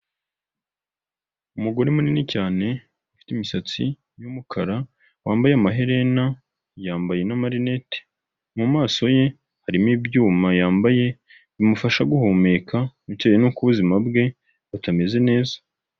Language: Kinyarwanda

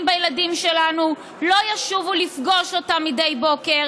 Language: Hebrew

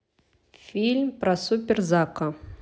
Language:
Russian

